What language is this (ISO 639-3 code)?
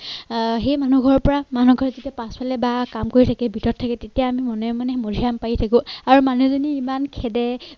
asm